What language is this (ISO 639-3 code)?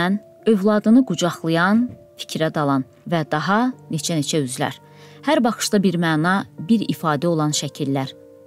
tur